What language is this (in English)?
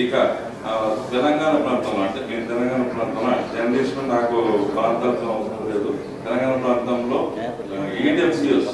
Telugu